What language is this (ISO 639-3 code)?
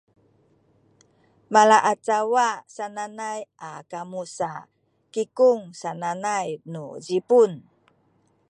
szy